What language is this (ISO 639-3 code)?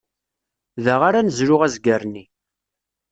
kab